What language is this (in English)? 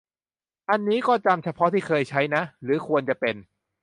Thai